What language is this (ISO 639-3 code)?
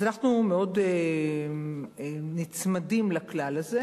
heb